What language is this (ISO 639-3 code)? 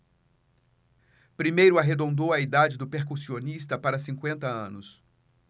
por